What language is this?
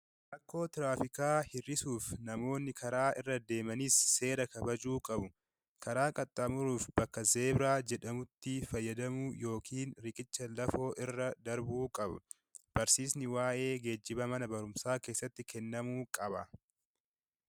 Oromo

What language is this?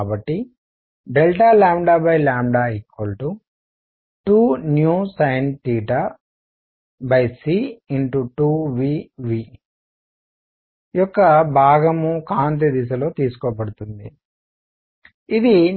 Telugu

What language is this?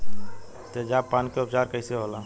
Bhojpuri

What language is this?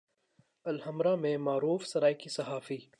Urdu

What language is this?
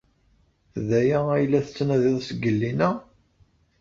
Kabyle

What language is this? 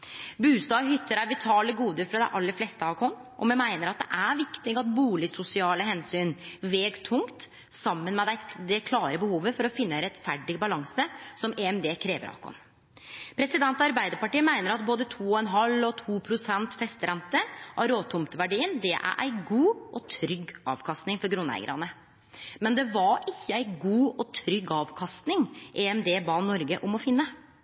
Norwegian Nynorsk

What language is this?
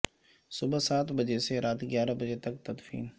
Urdu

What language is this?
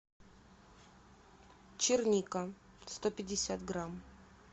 Russian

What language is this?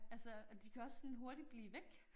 Danish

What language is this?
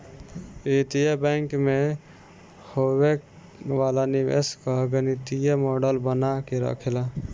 Bhojpuri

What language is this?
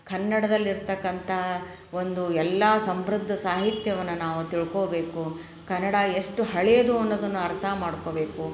Kannada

